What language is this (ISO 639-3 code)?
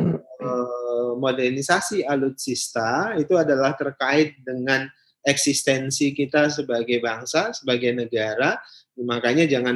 ind